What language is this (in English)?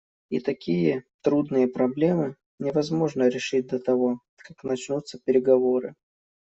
Russian